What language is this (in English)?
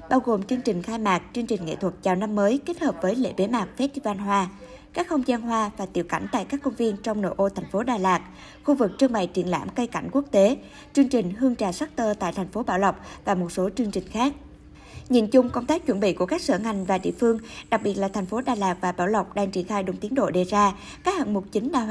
Vietnamese